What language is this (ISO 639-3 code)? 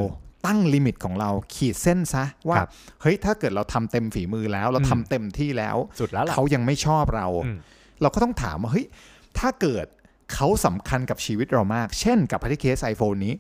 tha